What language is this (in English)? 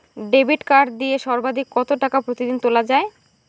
Bangla